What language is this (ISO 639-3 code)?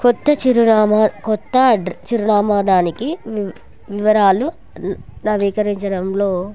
tel